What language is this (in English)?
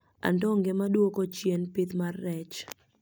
Luo (Kenya and Tanzania)